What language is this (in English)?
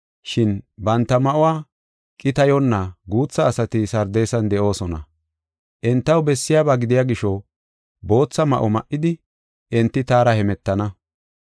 Gofa